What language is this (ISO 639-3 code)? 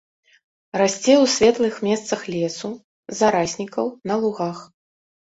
bel